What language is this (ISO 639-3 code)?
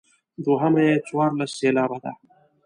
pus